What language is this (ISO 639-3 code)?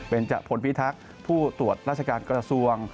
tha